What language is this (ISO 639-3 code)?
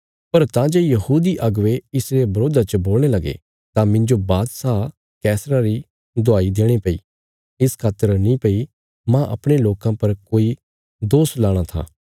kfs